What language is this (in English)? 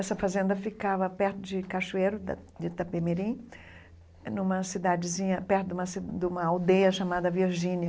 Portuguese